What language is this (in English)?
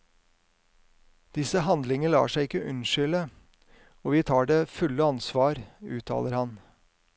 Norwegian